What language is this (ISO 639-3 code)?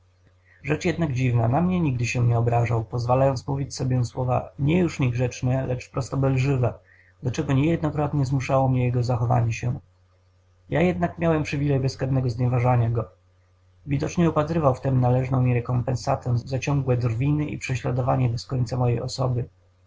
pol